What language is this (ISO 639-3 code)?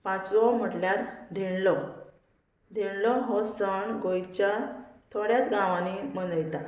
kok